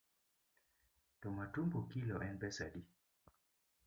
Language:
Luo (Kenya and Tanzania)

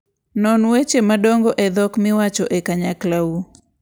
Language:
Luo (Kenya and Tanzania)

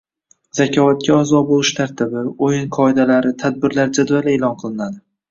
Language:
Uzbek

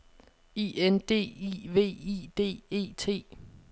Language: Danish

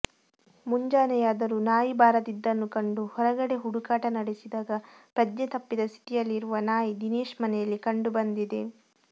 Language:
Kannada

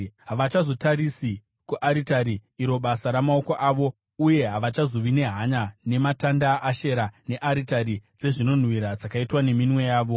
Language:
Shona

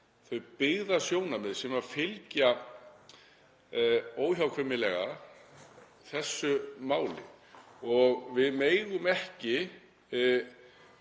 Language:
Icelandic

